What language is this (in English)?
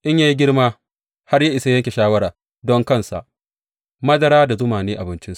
Hausa